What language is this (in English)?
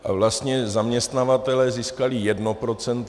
Czech